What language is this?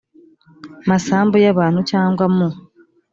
Kinyarwanda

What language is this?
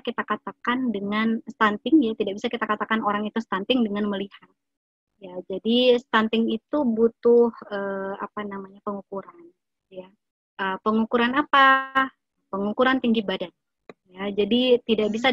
Indonesian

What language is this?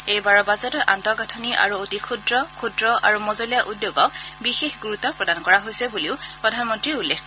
Assamese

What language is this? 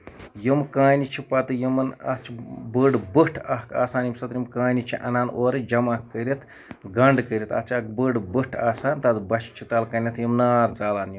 Kashmiri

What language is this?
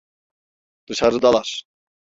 Turkish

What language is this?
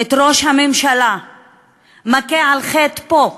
Hebrew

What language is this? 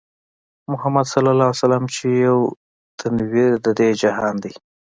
Pashto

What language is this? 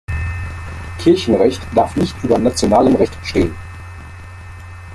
German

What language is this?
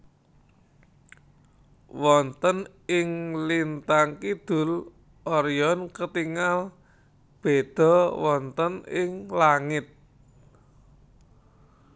Javanese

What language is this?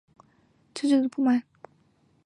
Chinese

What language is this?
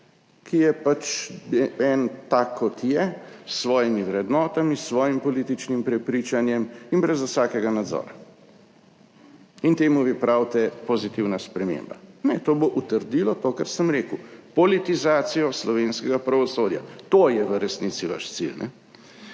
Slovenian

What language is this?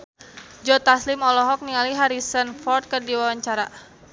Sundanese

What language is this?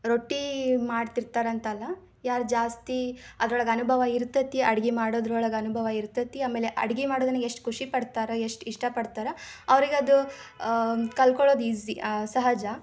Kannada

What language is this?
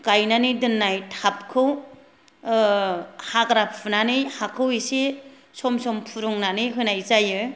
Bodo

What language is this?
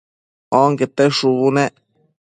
Matsés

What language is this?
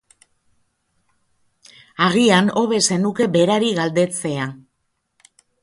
Basque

